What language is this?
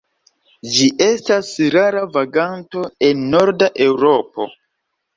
Esperanto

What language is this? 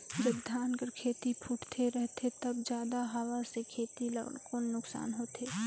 Chhattisgarhi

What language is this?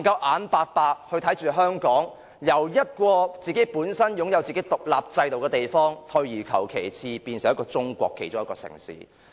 Cantonese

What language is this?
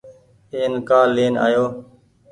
Goaria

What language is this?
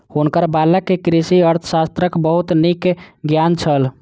Maithili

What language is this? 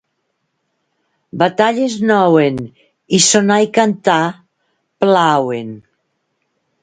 Catalan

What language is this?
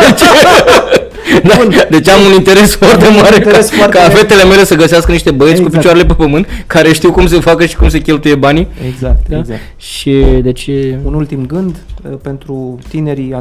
Romanian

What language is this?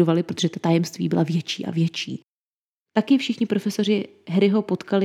Czech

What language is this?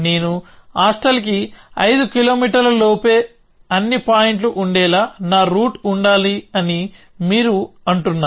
Telugu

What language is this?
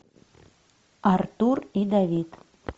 Russian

